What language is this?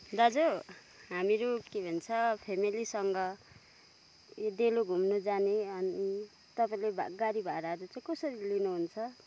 Nepali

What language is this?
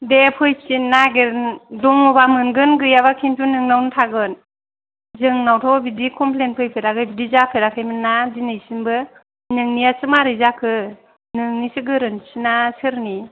Bodo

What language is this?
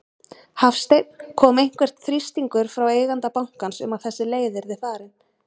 Icelandic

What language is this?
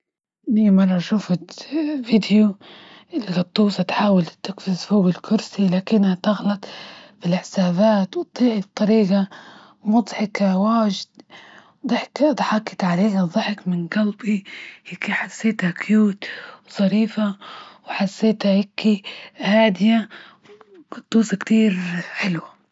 Libyan Arabic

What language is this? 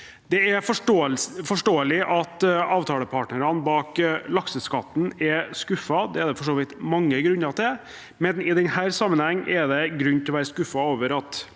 Norwegian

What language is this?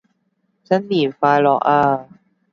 Cantonese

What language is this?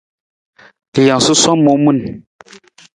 Nawdm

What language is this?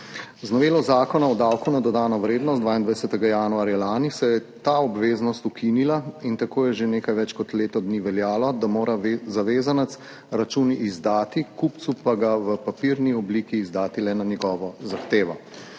Slovenian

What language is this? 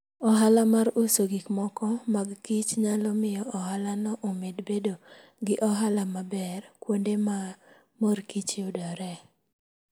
Luo (Kenya and Tanzania)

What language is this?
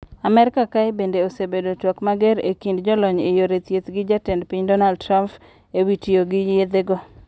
Luo (Kenya and Tanzania)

